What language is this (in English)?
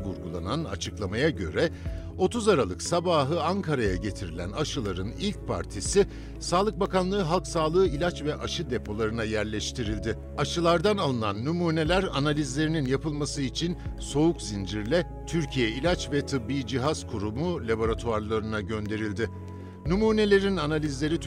Turkish